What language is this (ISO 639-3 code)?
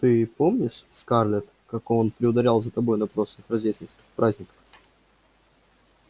rus